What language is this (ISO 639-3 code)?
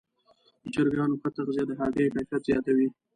pus